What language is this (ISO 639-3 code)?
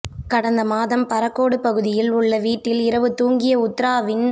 tam